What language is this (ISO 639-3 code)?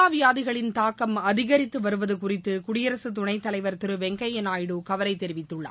tam